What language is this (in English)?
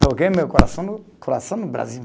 Portuguese